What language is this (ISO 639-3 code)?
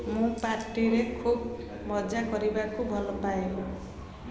ori